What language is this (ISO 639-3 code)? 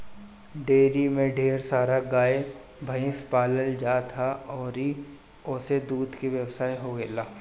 bho